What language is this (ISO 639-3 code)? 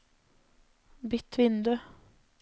nor